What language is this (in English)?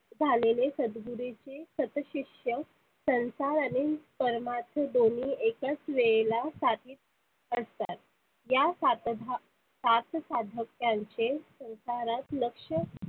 Marathi